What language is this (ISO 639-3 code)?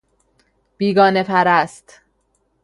fas